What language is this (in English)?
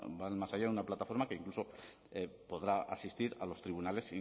Spanish